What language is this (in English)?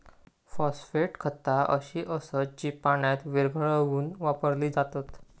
Marathi